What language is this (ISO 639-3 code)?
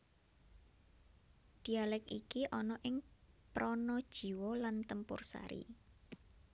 jav